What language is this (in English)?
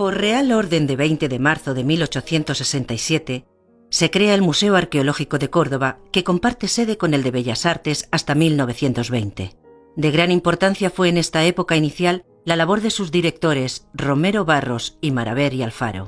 Spanish